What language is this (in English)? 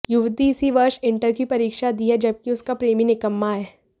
Hindi